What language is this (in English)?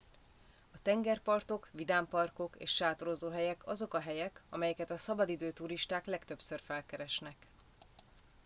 Hungarian